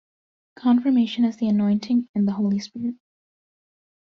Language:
English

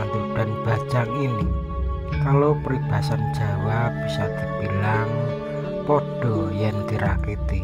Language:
Indonesian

